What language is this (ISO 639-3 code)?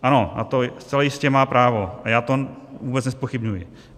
ces